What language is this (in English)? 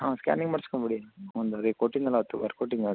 Kannada